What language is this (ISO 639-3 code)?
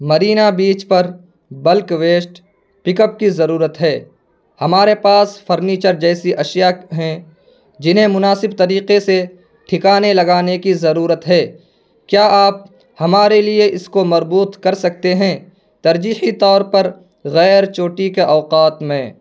urd